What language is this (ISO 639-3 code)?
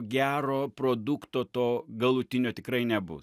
lit